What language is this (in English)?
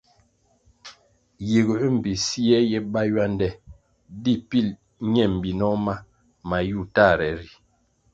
Kwasio